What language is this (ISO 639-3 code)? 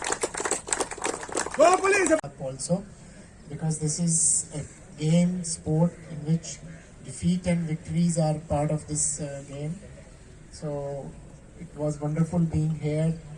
eng